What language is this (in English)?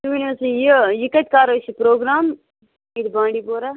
Kashmiri